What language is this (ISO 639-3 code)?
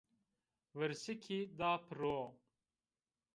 zza